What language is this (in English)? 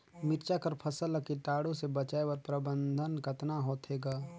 Chhattisgarhi